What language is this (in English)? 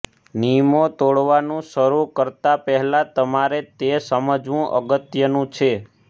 Gujarati